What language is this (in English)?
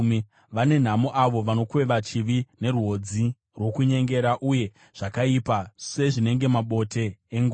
Shona